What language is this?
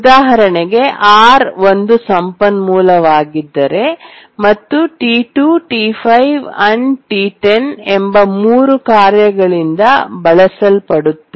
Kannada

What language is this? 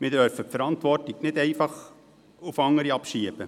Swiss German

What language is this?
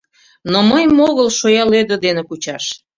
Mari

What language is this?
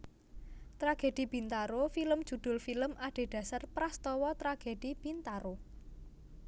Javanese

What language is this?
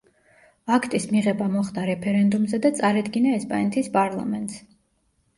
Georgian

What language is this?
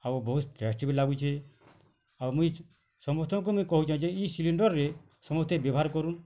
Odia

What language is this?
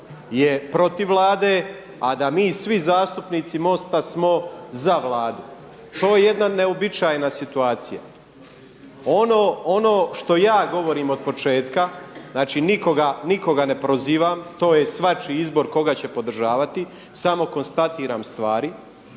Croatian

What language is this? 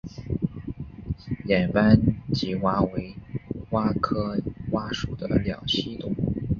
Chinese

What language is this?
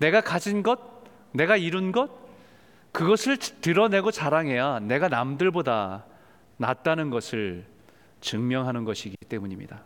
Korean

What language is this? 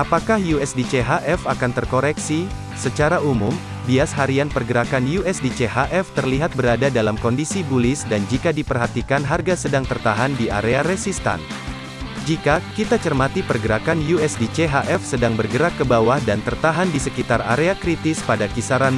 Indonesian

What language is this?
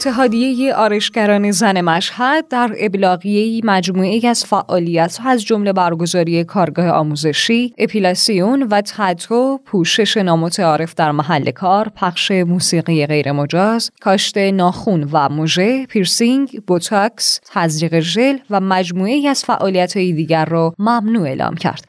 Persian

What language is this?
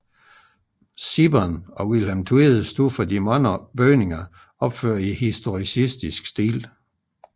Danish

